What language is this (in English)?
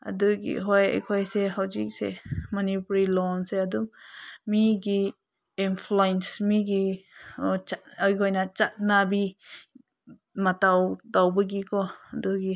Manipuri